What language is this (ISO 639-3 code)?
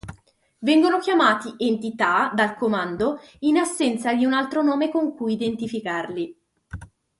ita